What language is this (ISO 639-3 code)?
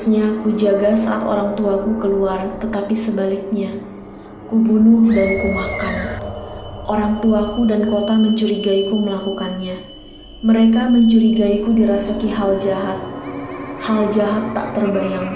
ind